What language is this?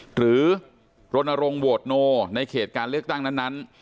Thai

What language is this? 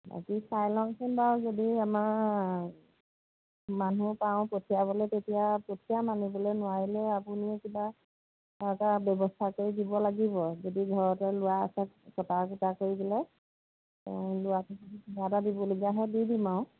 Assamese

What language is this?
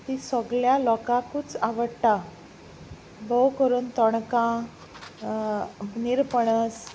Konkani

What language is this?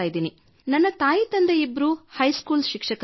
Kannada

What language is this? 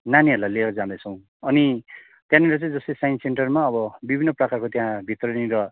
Nepali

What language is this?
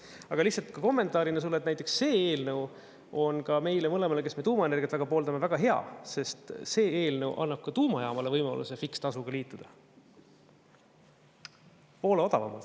Estonian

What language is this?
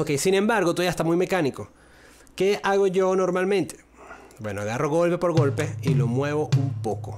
Spanish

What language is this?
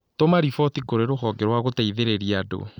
Kikuyu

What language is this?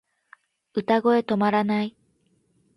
Japanese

